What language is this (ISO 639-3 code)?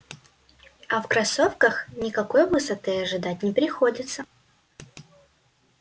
rus